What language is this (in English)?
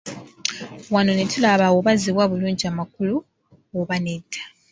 Ganda